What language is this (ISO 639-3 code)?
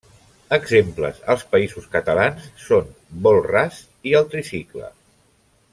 cat